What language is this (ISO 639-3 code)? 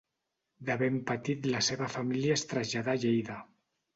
cat